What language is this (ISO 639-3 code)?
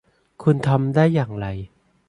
tha